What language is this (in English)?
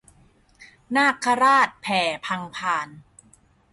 Thai